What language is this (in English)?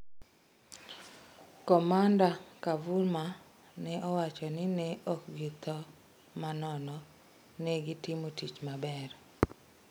Luo (Kenya and Tanzania)